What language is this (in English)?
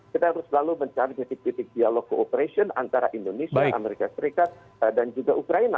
Indonesian